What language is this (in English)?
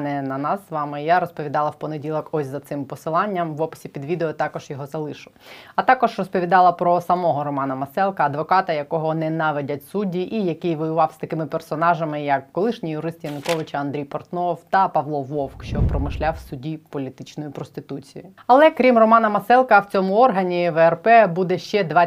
Ukrainian